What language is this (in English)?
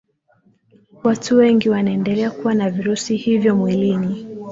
Swahili